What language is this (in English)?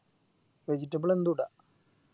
Malayalam